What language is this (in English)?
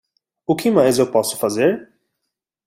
Portuguese